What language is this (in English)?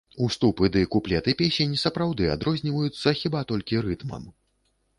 Belarusian